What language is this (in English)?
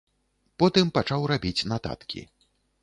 Belarusian